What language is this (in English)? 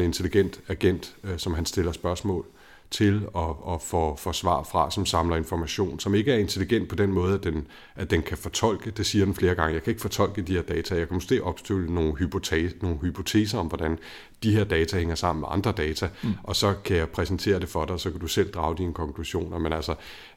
Danish